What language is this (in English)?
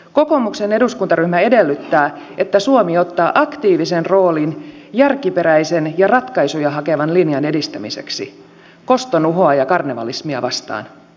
Finnish